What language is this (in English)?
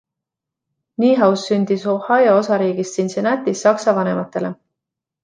Estonian